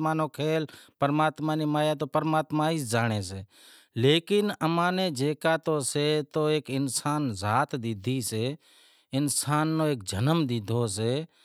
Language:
Wadiyara Koli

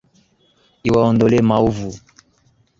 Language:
Swahili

